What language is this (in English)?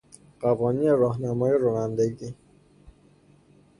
Persian